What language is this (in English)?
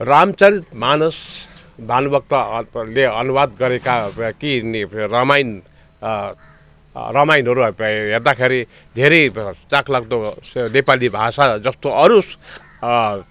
Nepali